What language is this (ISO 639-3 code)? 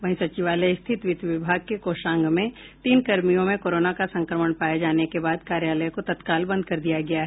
hin